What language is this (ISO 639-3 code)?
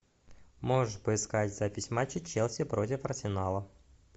rus